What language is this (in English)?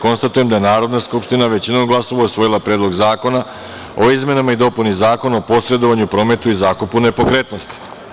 Serbian